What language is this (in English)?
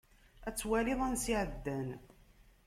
Kabyle